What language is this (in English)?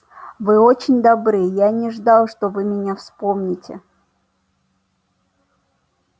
Russian